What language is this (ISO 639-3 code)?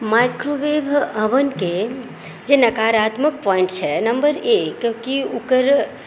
mai